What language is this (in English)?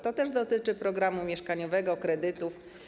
Polish